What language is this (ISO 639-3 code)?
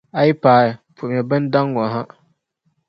dag